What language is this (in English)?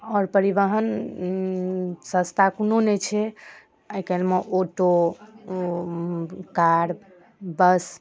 Maithili